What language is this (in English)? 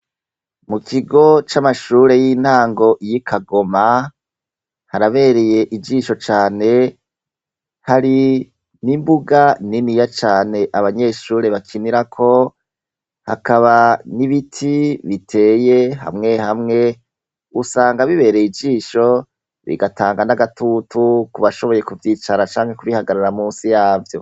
Rundi